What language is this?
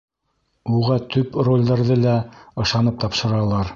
Bashkir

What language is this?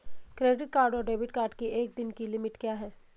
Hindi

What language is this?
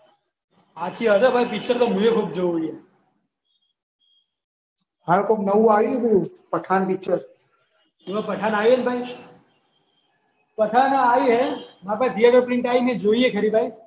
Gujarati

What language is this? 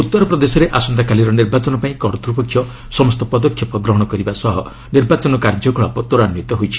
Odia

